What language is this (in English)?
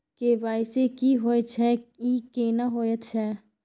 Maithili